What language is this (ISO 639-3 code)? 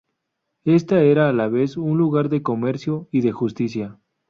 spa